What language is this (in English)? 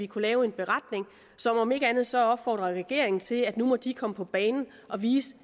Danish